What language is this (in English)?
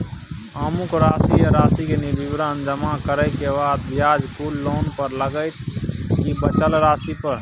Maithili